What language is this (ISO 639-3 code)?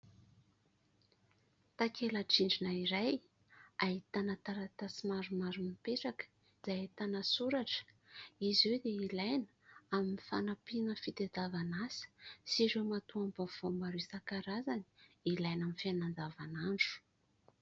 mlg